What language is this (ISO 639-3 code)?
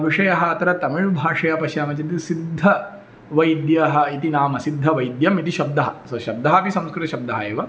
san